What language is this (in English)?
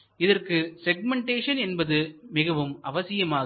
Tamil